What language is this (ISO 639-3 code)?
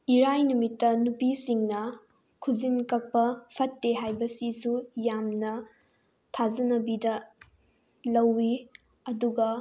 mni